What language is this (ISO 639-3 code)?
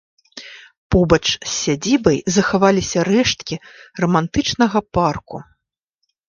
bel